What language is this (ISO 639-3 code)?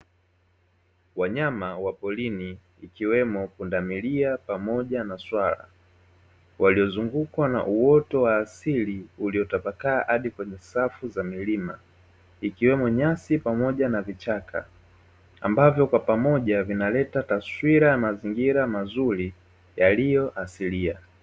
swa